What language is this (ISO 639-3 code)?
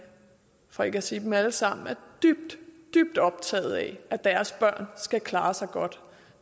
dan